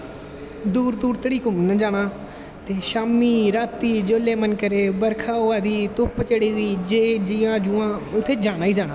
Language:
Dogri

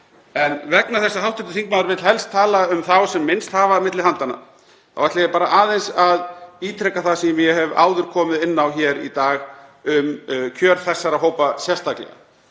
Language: Icelandic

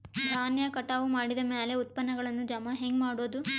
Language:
Kannada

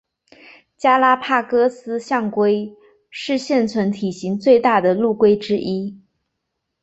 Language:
Chinese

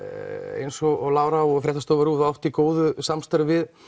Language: Icelandic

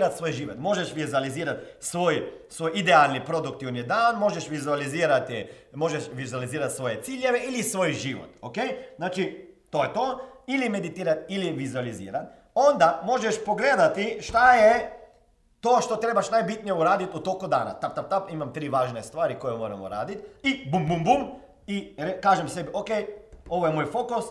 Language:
Croatian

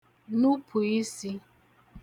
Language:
Igbo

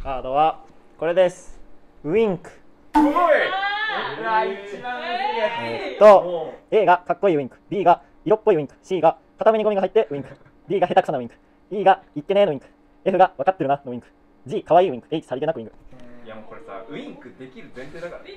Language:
Japanese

